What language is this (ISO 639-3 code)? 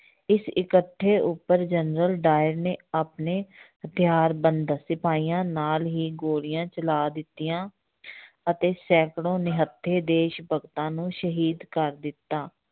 pan